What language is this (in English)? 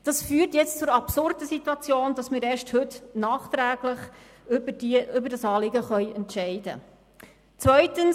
Swiss German